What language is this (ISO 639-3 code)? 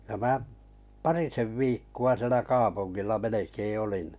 fin